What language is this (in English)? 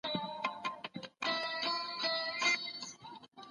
Pashto